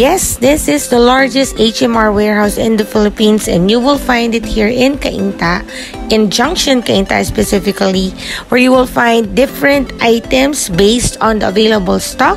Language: Korean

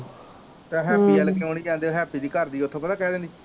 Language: Punjabi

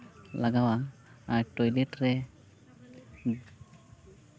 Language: Santali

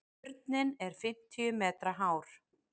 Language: Icelandic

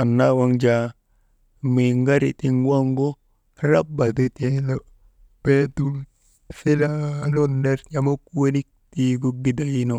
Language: Maba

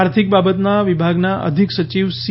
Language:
Gujarati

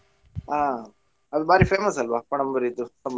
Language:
Kannada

